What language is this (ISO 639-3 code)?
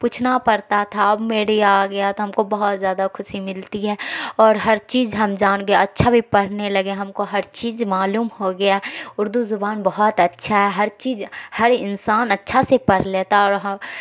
urd